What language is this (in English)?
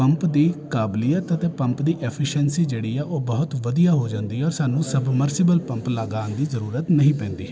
Punjabi